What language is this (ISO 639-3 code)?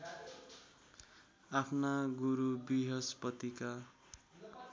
nep